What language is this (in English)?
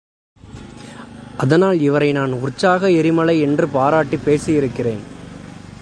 Tamil